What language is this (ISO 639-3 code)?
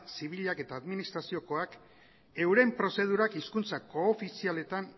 eus